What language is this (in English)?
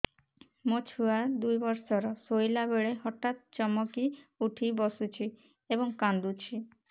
Odia